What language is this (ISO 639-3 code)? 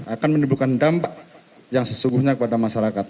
ind